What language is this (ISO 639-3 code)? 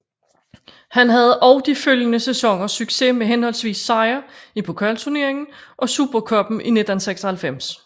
dan